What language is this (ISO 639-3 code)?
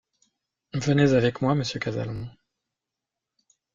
fra